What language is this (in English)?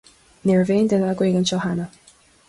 Irish